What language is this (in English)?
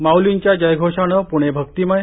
Marathi